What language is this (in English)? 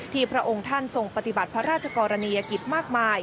Thai